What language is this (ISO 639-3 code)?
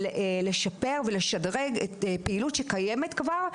heb